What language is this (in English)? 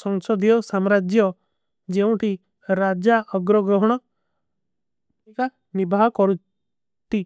Kui (India)